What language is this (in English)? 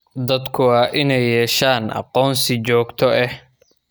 Somali